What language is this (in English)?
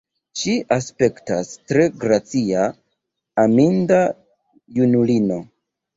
Esperanto